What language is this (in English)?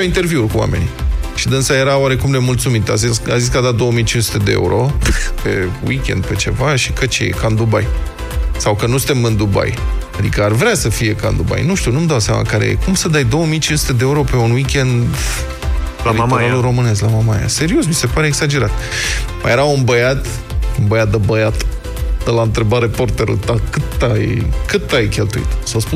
Romanian